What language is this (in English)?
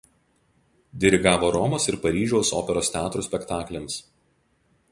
Lithuanian